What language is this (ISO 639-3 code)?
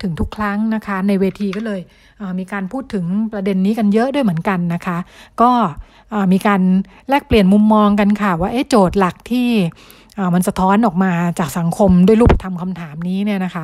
tha